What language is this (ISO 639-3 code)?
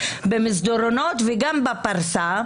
heb